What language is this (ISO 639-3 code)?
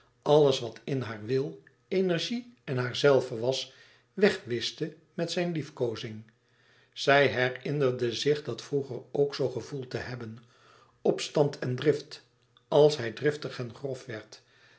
nld